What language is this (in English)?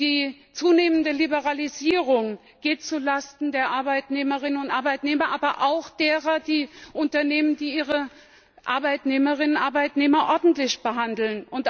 German